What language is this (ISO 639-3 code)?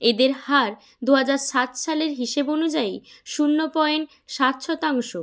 ben